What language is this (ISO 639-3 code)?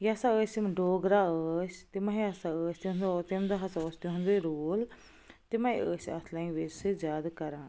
kas